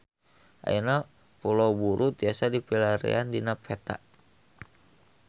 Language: Sundanese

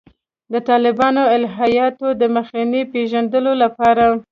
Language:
Pashto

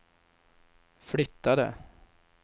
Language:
Swedish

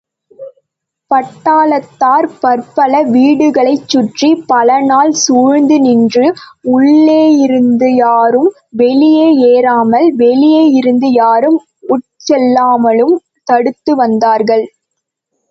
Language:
Tamil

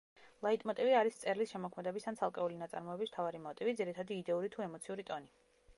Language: Georgian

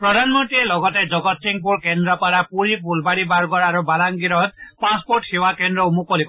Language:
Assamese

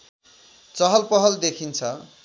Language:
Nepali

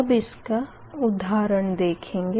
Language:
Hindi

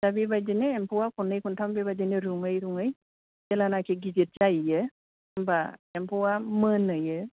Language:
Bodo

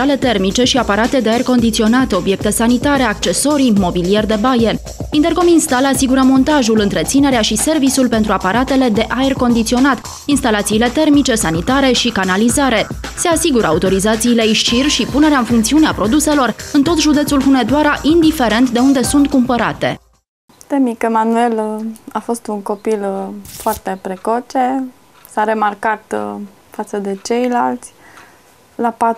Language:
Romanian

